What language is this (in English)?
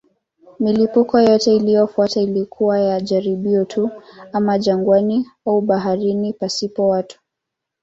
Swahili